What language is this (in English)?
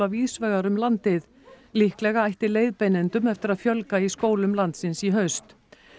Icelandic